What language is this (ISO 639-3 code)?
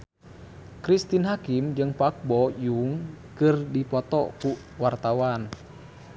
sun